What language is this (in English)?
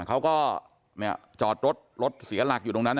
Thai